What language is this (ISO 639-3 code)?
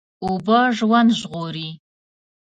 pus